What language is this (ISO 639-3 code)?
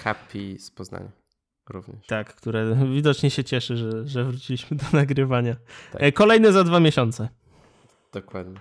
pol